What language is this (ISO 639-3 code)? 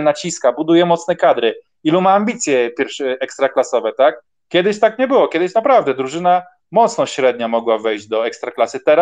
pol